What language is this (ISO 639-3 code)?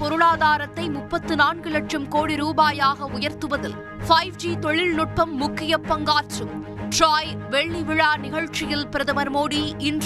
tam